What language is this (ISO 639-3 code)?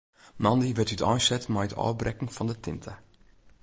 fry